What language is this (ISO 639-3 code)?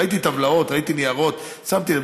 heb